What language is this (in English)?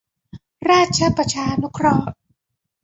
Thai